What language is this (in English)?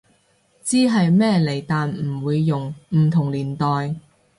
Cantonese